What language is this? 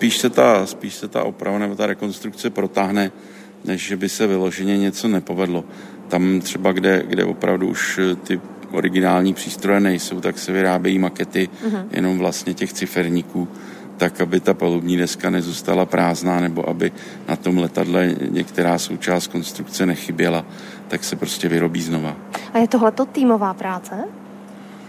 Czech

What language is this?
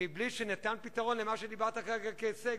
Hebrew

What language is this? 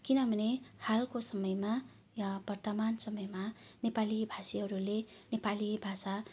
Nepali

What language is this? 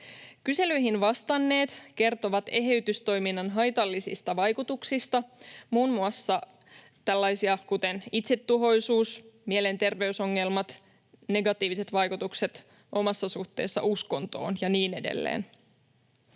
Finnish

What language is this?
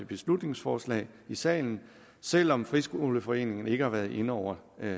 Danish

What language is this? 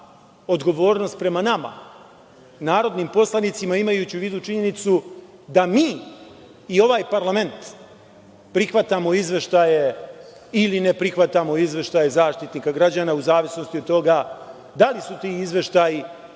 Serbian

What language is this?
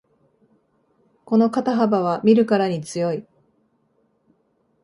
Japanese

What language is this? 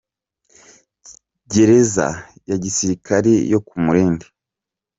Kinyarwanda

